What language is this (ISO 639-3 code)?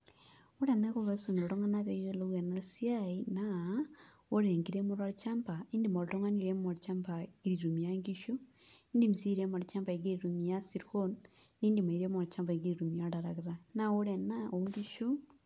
mas